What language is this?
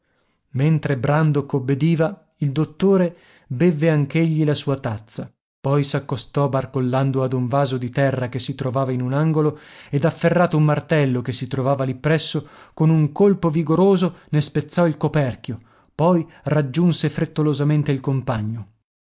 Italian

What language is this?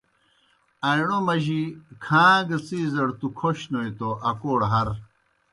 Kohistani Shina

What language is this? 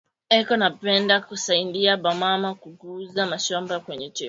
Swahili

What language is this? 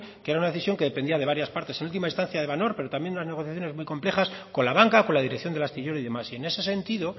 Spanish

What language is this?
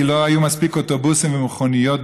Hebrew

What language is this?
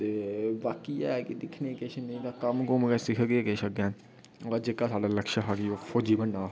Dogri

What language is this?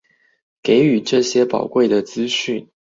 Chinese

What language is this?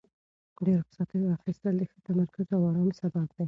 Pashto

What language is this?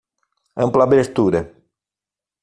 Portuguese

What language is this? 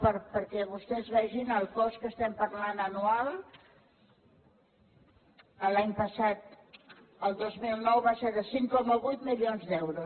Catalan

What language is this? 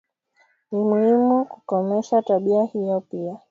Swahili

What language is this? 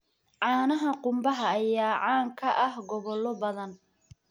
Somali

